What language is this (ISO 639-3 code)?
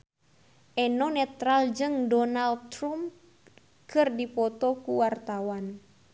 sun